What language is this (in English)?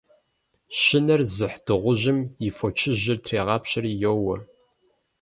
Kabardian